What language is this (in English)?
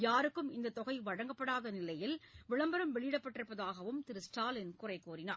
Tamil